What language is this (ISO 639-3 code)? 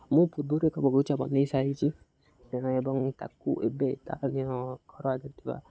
ori